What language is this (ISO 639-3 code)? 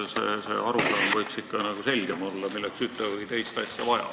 est